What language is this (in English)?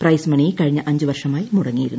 Malayalam